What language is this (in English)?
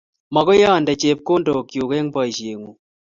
Kalenjin